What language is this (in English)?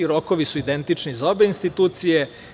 Serbian